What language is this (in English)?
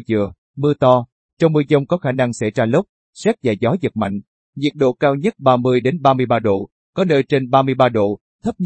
Vietnamese